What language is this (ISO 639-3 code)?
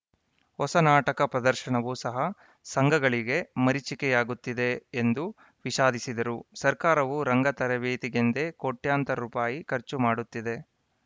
kan